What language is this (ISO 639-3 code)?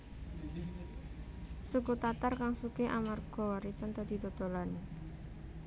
jav